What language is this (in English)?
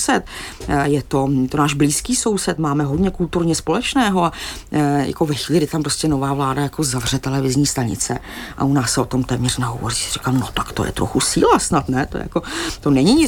Czech